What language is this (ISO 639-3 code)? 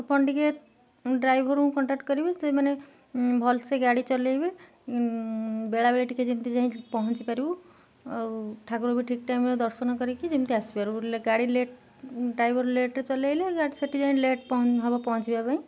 ori